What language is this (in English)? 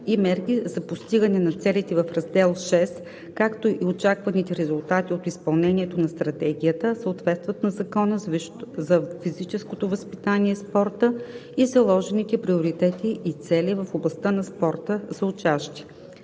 Bulgarian